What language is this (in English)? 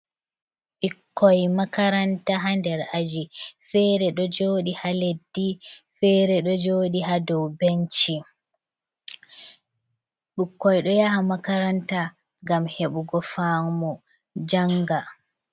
Fula